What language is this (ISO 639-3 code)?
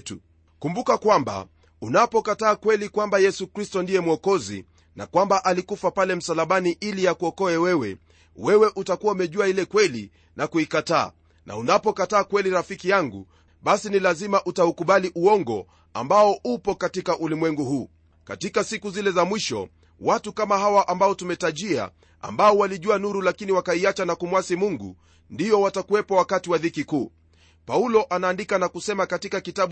swa